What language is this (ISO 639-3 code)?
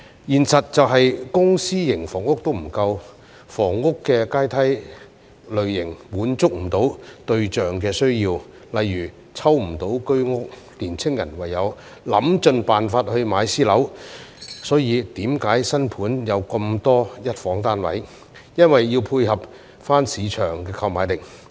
yue